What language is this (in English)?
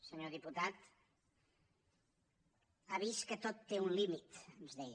Catalan